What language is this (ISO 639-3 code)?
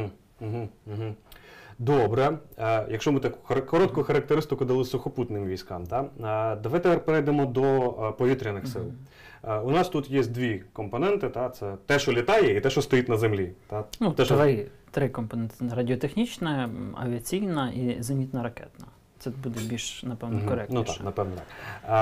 ukr